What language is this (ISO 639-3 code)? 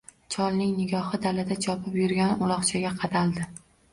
uzb